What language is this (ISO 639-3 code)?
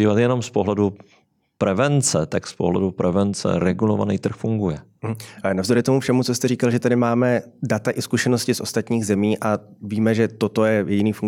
ces